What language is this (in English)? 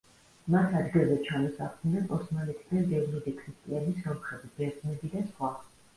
Georgian